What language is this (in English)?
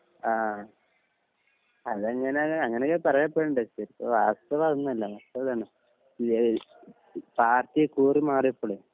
Malayalam